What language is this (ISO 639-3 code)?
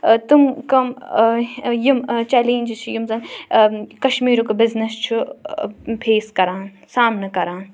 kas